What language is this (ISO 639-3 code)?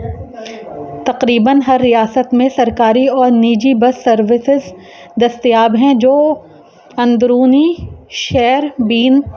urd